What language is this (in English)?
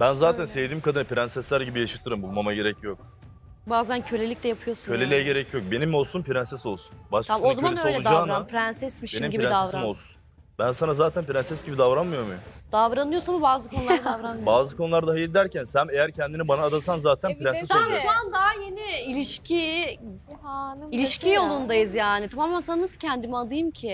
Turkish